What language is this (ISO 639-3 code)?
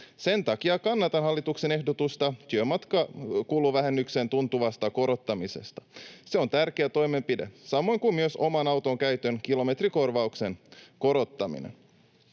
fin